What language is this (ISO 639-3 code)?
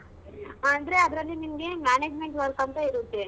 kan